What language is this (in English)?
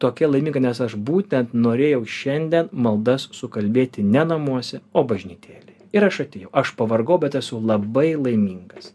Lithuanian